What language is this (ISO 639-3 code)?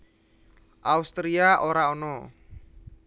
jav